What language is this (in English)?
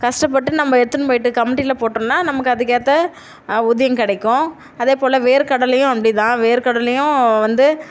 Tamil